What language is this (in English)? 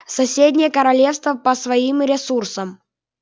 Russian